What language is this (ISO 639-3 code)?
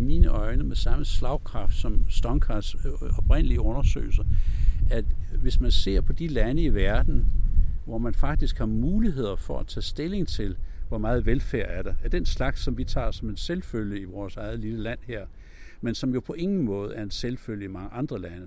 dan